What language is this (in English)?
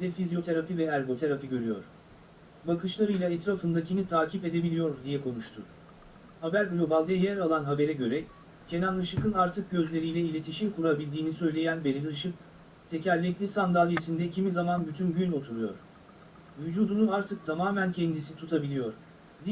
Turkish